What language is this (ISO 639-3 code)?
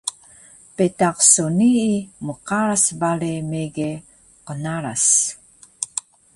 trv